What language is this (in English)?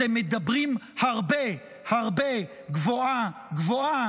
Hebrew